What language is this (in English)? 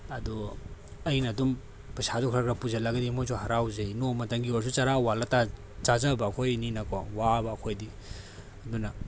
Manipuri